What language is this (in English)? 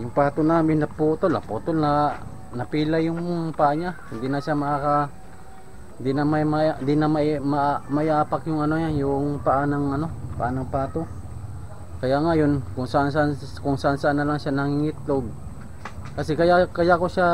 Filipino